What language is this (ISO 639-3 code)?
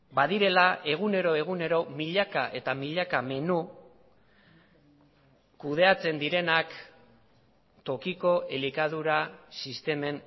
eus